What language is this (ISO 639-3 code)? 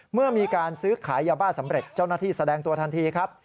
tha